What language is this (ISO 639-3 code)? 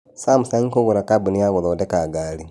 kik